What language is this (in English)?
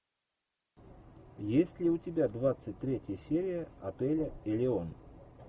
Russian